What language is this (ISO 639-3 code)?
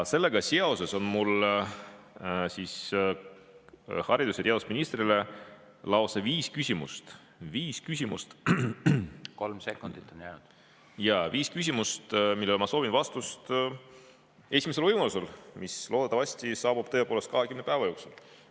est